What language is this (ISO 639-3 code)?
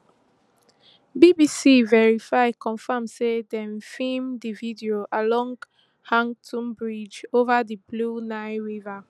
pcm